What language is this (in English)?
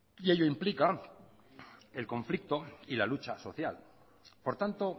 Spanish